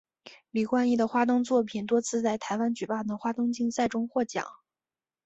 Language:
Chinese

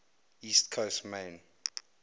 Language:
English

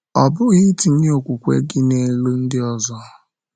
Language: Igbo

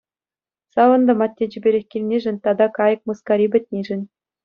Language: Chuvash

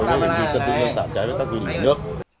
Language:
Vietnamese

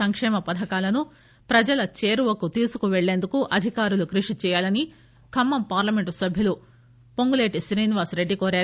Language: Telugu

